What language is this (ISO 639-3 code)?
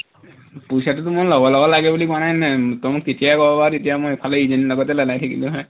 asm